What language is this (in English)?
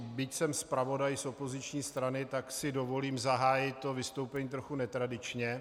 Czech